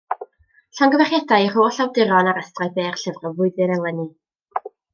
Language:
Welsh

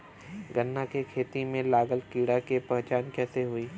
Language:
Bhojpuri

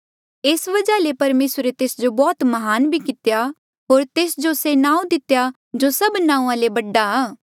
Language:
Mandeali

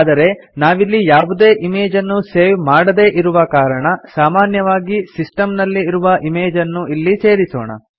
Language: Kannada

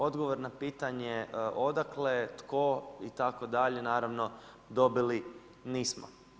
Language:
Croatian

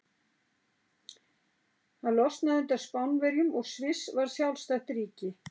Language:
Icelandic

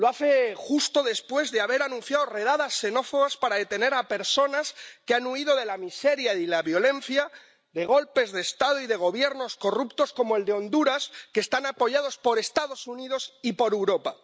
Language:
Spanish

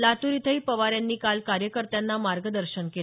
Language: Marathi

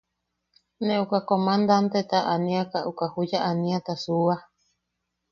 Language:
Yaqui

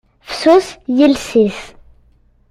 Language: Kabyle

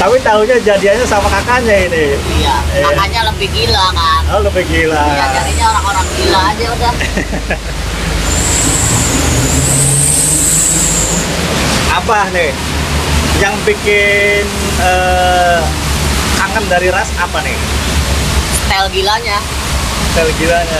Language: Indonesian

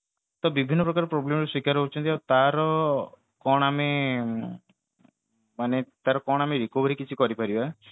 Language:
Odia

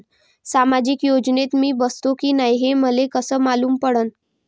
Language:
Marathi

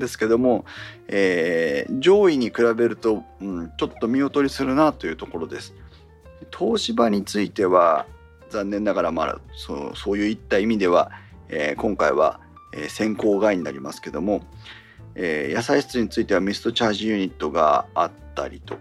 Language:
Japanese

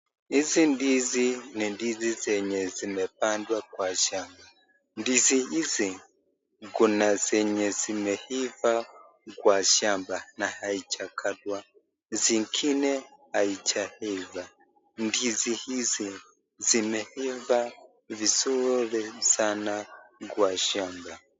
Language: Swahili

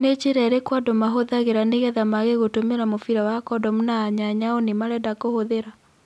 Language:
Kikuyu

